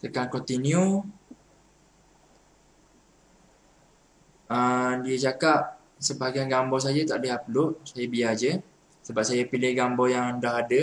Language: Malay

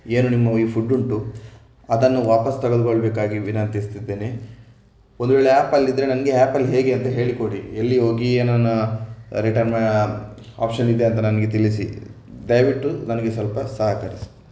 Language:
Kannada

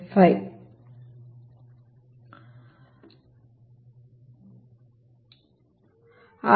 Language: Kannada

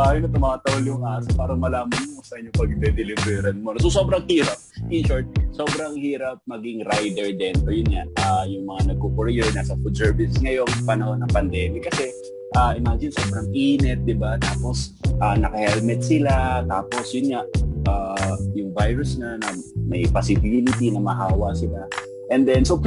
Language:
Filipino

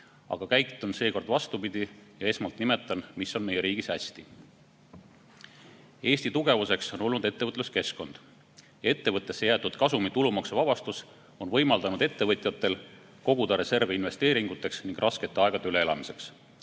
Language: Estonian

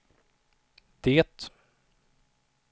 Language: Swedish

